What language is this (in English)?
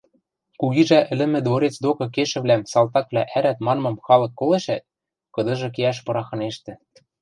Western Mari